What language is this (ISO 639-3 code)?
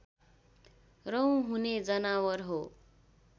nep